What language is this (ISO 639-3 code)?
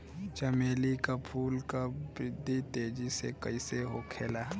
bho